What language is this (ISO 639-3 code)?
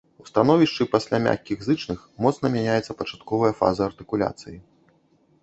bel